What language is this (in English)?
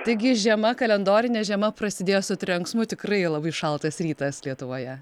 Lithuanian